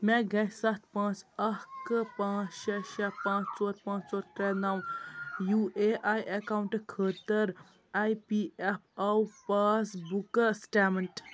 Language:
Kashmiri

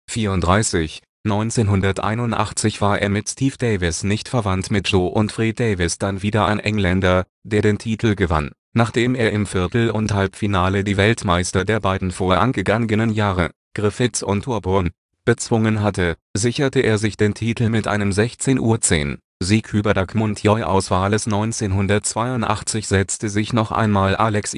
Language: German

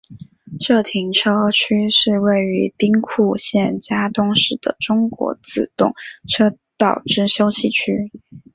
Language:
Chinese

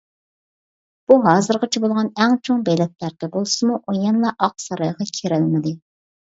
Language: Uyghur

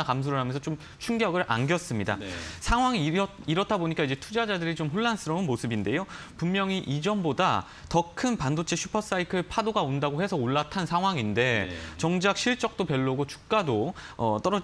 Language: Korean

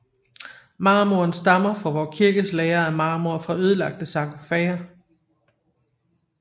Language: Danish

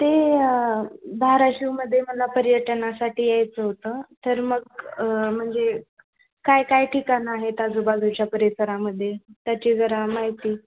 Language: Marathi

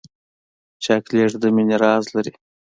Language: Pashto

